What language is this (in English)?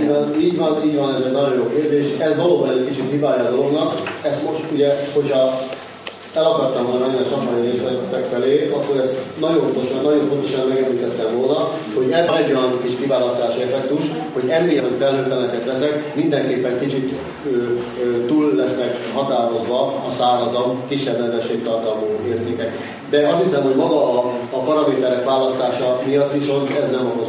Hungarian